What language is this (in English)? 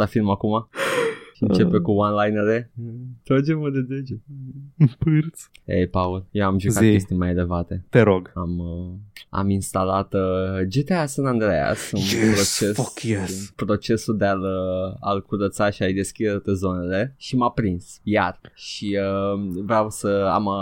Romanian